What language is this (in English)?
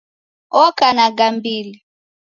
Taita